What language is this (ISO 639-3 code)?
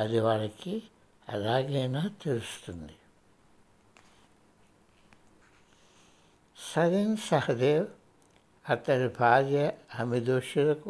hin